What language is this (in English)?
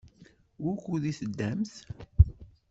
Kabyle